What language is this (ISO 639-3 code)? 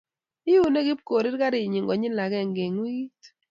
kln